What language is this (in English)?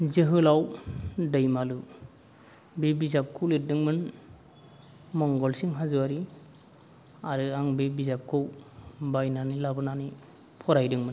Bodo